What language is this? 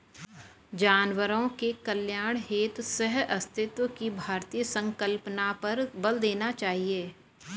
Hindi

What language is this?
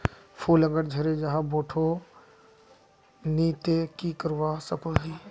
Magahi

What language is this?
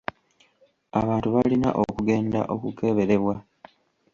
Ganda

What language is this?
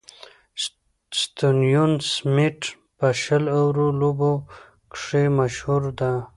Pashto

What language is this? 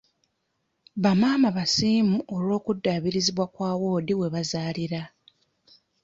Ganda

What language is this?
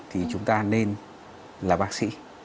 Vietnamese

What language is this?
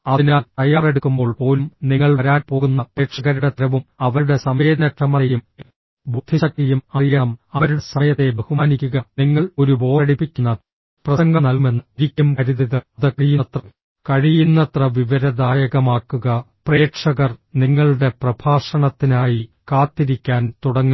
Malayalam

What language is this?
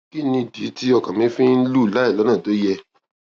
Yoruba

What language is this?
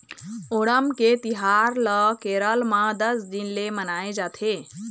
Chhattisgarhi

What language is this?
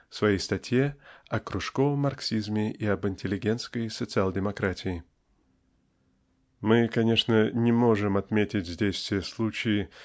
Russian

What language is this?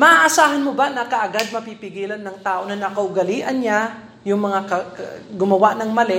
Filipino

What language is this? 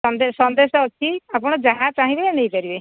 Odia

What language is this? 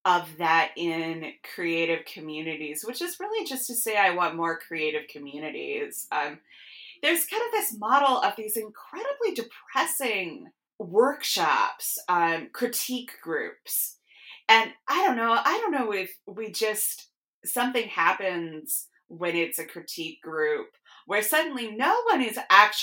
English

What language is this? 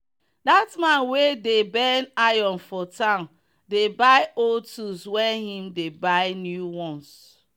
Nigerian Pidgin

